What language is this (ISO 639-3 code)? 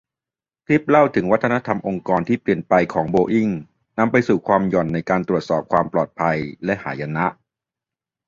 tha